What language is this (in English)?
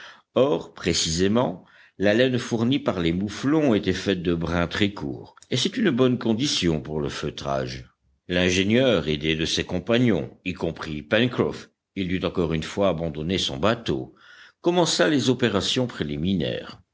French